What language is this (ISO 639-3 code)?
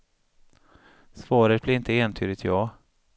swe